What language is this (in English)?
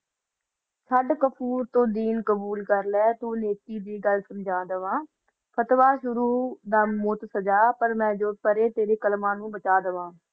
Punjabi